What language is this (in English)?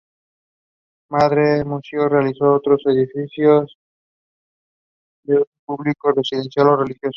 Spanish